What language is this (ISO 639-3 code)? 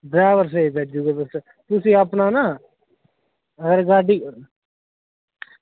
doi